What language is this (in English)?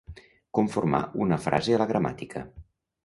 Catalan